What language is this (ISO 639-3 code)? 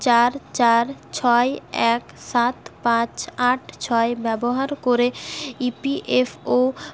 ben